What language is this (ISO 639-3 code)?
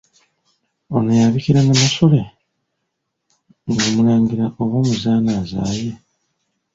lug